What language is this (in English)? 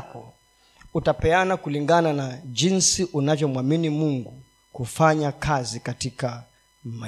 Swahili